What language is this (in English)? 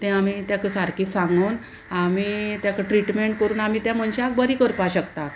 Konkani